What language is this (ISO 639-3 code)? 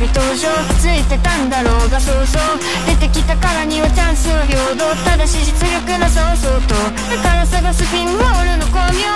jpn